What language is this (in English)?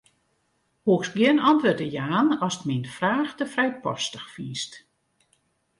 Western Frisian